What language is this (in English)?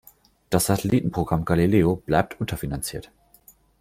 German